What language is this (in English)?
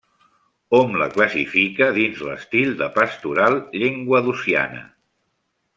Catalan